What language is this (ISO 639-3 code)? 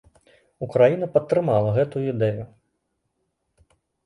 bel